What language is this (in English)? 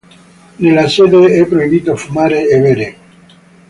Italian